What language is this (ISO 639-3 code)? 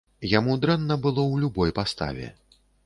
bel